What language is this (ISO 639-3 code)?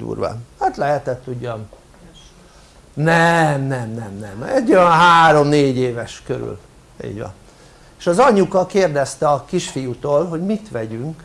hun